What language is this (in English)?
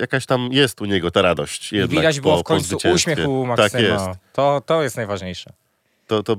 Polish